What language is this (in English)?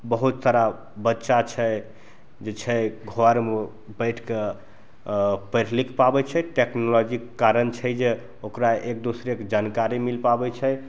Maithili